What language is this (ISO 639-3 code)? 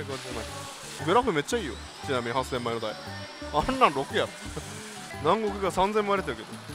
jpn